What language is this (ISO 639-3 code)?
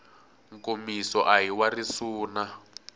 tso